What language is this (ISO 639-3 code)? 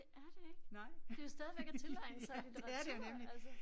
dan